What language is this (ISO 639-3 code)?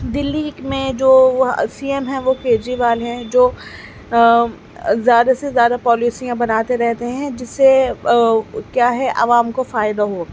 urd